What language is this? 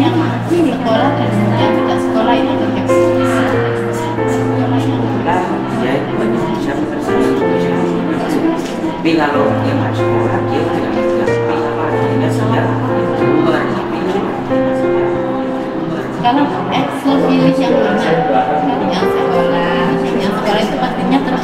Indonesian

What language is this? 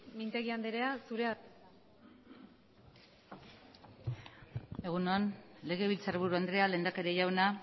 Basque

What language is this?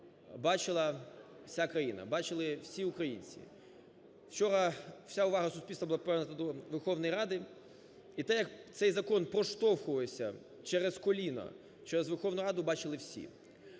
Ukrainian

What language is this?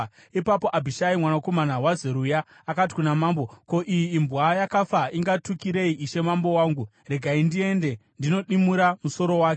Shona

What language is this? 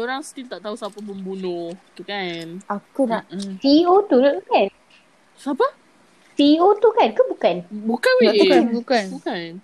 Malay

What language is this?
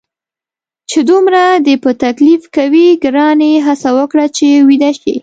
Pashto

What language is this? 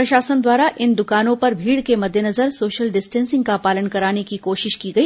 Hindi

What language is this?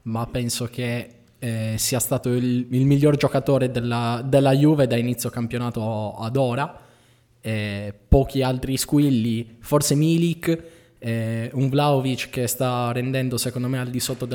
Italian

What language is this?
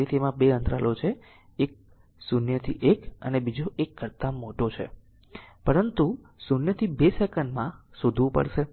Gujarati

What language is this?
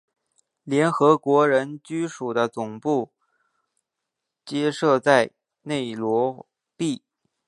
Chinese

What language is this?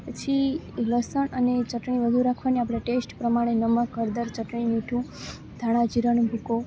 Gujarati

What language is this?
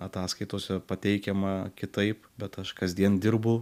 Lithuanian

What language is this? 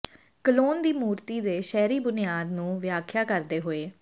Punjabi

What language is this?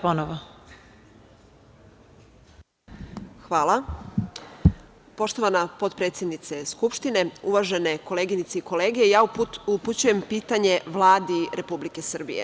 Serbian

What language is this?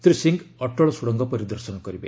Odia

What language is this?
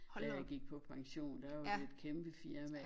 Danish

